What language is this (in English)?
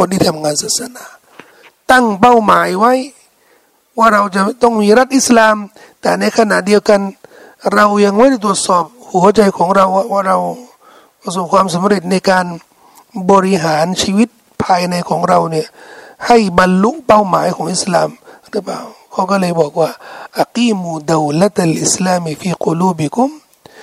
Thai